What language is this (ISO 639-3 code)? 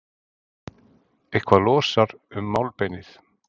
isl